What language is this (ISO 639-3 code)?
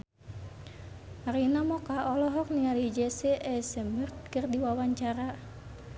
sun